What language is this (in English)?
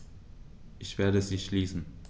German